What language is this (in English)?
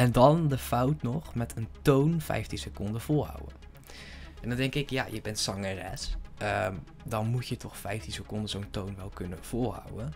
Dutch